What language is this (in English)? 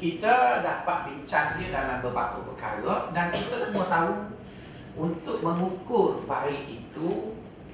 Malay